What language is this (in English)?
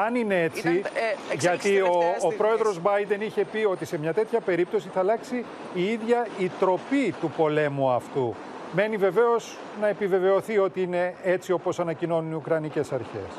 Greek